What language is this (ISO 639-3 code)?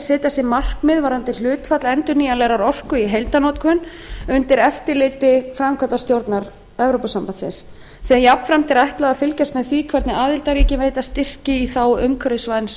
isl